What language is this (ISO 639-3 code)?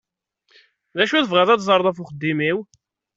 kab